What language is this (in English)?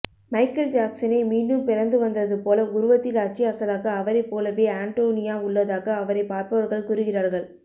Tamil